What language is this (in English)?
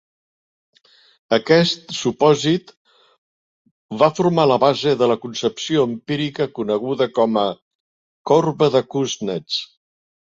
Catalan